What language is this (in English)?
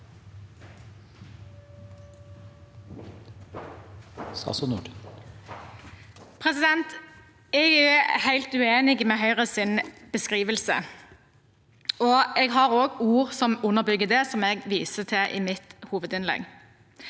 Norwegian